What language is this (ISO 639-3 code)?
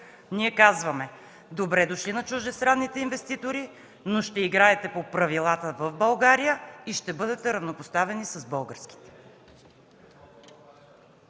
bul